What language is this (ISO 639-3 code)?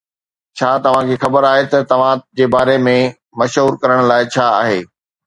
snd